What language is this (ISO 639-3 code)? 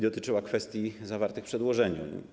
pol